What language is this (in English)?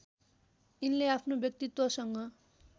Nepali